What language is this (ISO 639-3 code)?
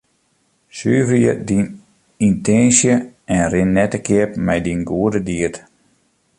fry